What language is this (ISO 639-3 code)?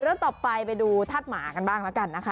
tha